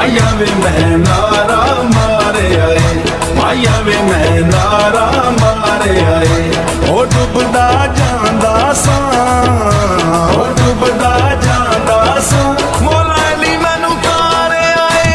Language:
Urdu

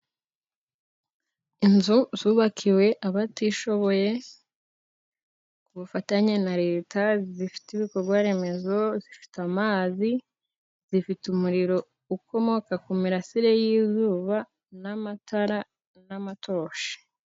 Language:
Kinyarwanda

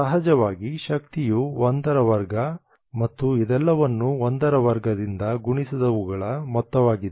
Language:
Kannada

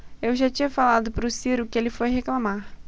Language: Portuguese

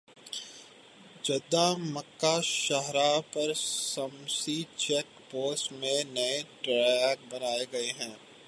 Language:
Urdu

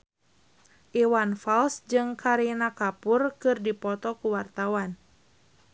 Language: Sundanese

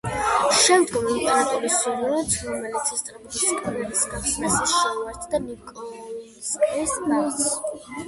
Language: Georgian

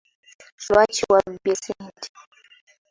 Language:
Ganda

